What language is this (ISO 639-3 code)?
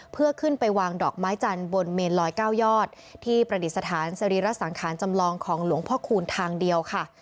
tha